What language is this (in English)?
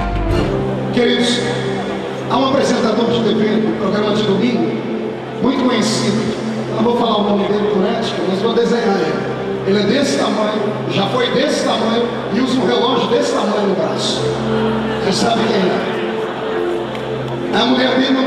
Portuguese